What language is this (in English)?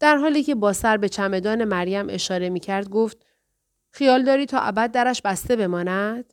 Persian